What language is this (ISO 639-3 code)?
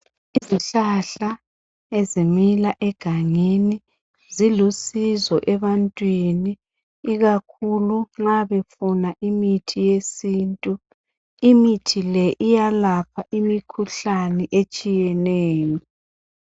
nde